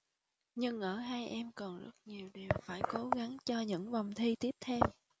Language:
Vietnamese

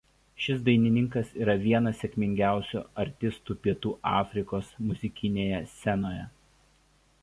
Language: Lithuanian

